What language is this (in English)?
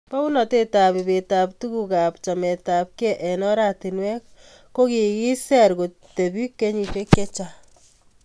Kalenjin